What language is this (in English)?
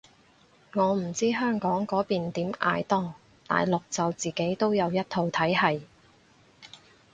Cantonese